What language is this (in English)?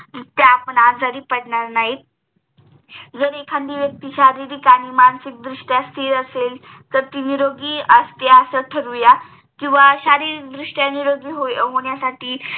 Marathi